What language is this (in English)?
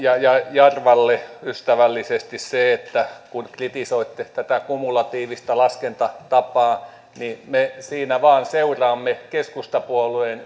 Finnish